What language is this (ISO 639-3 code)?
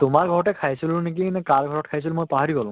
asm